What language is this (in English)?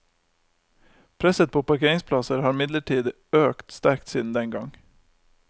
Norwegian